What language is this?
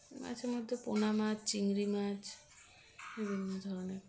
Bangla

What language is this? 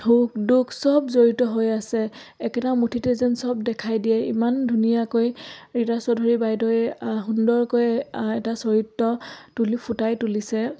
Assamese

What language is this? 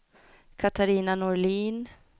Swedish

